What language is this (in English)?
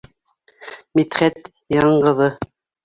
Bashkir